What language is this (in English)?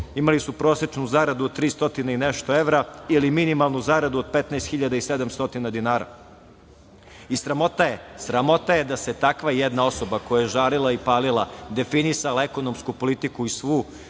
Serbian